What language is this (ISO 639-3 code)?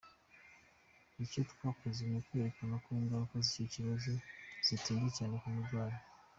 kin